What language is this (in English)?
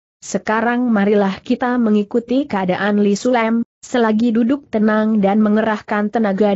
Indonesian